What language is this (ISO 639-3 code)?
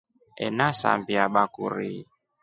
rof